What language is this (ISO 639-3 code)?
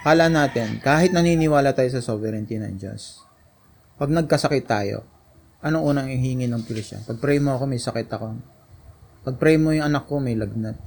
fil